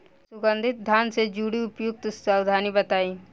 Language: Bhojpuri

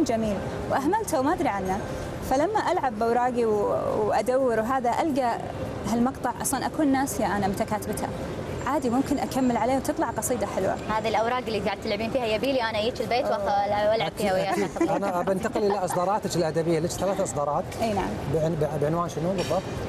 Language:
Arabic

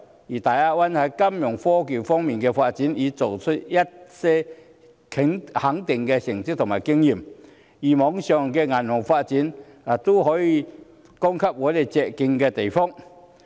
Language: Cantonese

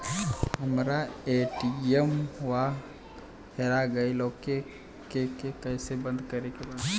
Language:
Bhojpuri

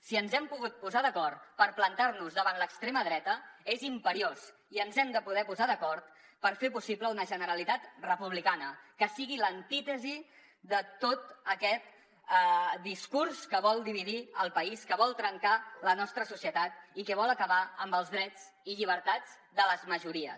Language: Catalan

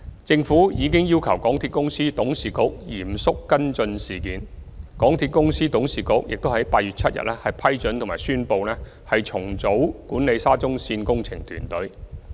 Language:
Cantonese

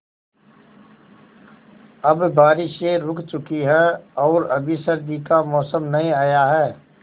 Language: Hindi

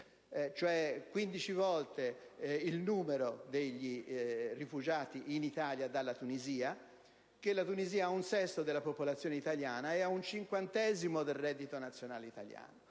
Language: Italian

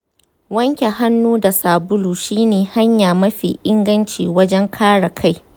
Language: Hausa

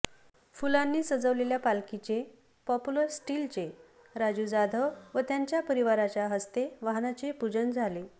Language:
Marathi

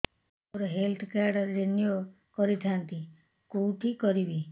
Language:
Odia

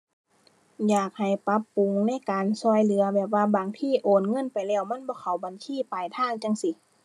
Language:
Thai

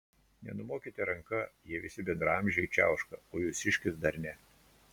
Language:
Lithuanian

